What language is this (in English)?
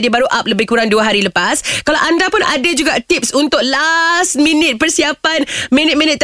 Malay